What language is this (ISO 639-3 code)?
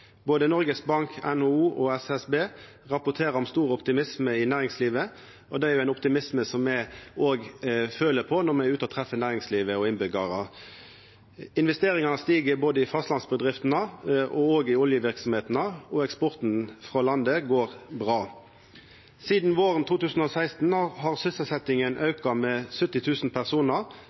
nno